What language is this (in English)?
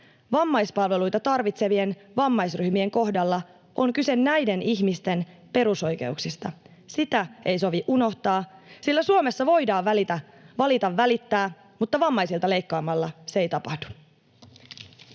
Finnish